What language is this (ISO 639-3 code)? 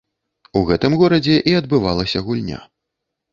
bel